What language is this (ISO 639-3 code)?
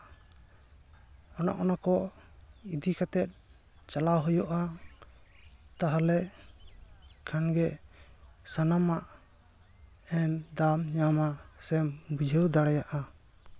sat